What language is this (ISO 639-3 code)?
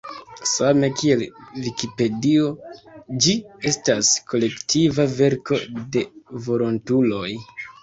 epo